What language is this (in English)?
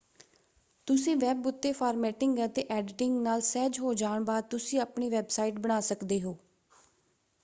Punjabi